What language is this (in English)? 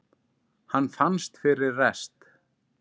Icelandic